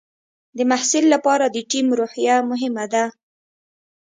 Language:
Pashto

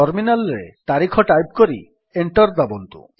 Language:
Odia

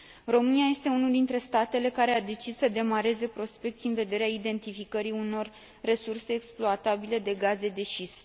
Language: Romanian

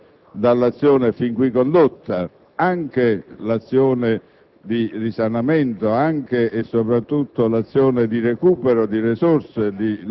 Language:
Italian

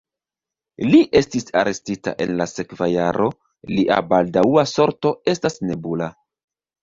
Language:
Esperanto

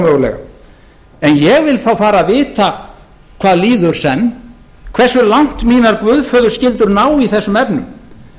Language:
Icelandic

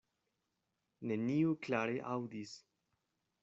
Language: Esperanto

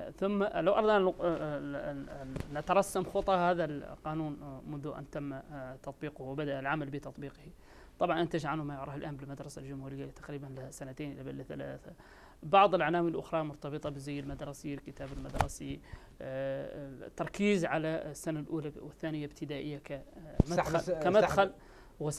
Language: Arabic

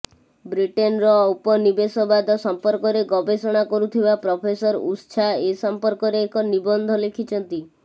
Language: Odia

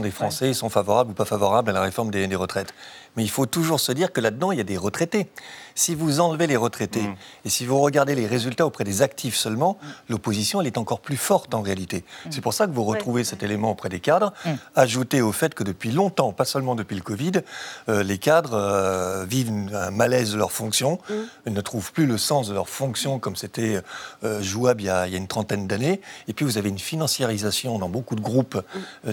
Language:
French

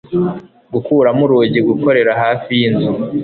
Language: Kinyarwanda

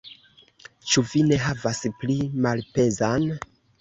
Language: Esperanto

